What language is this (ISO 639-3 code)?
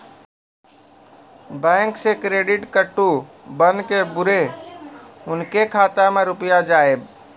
mai